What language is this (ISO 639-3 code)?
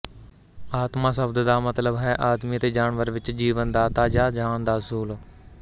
pan